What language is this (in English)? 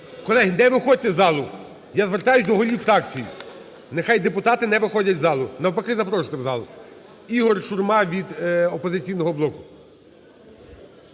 Ukrainian